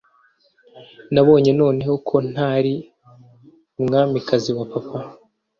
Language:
Kinyarwanda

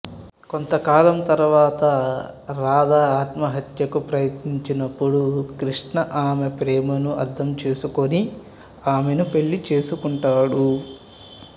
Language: Telugu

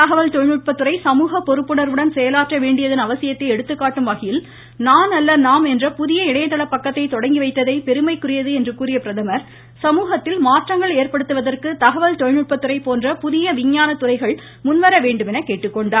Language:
Tamil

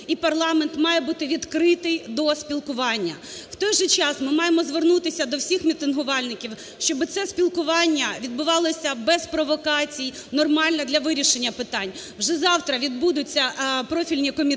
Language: Ukrainian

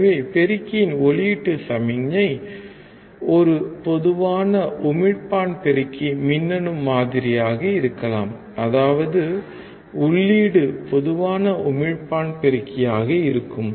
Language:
Tamil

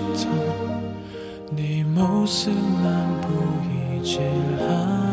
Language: Korean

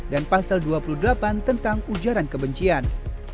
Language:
Indonesian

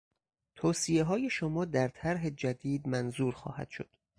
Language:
Persian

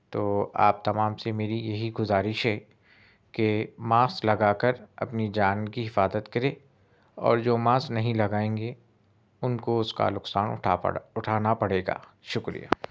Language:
Urdu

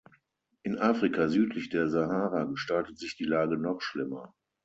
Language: German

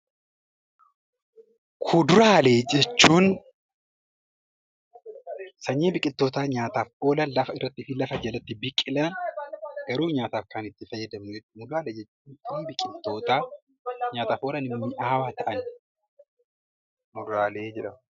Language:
Oromo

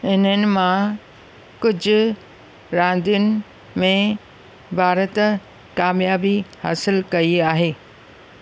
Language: Sindhi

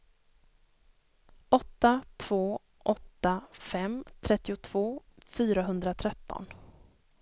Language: Swedish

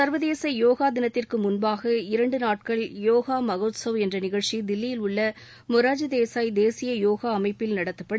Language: Tamil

